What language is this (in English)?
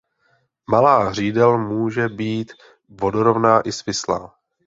Czech